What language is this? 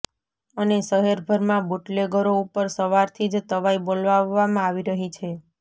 Gujarati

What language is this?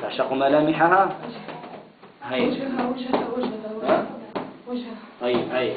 Arabic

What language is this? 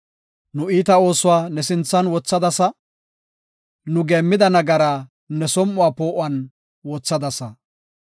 Gofa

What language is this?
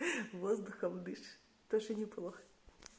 Russian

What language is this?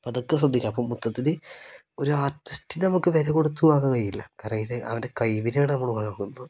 Malayalam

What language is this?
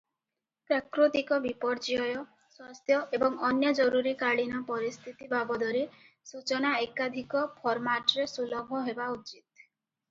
Odia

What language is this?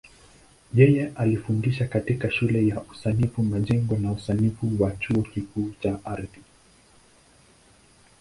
Swahili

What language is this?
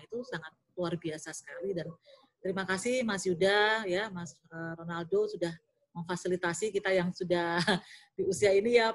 Indonesian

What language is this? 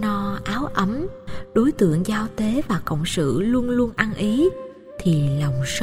Vietnamese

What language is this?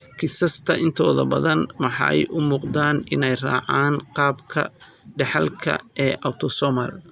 Somali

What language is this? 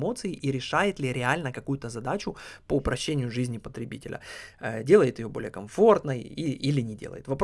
Russian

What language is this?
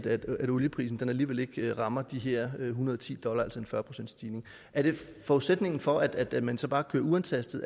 Danish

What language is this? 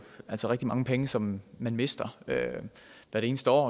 Danish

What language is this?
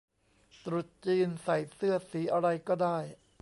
Thai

